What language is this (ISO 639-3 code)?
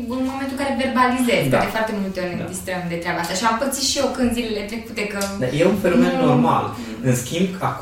ron